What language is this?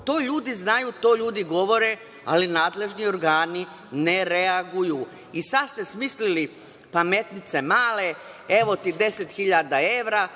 Serbian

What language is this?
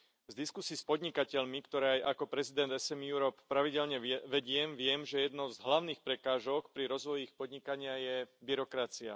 Slovak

